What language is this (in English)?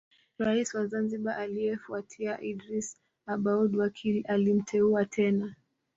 Swahili